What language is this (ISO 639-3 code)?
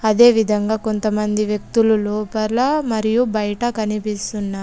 tel